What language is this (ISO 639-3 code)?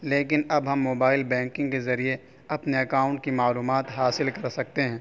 urd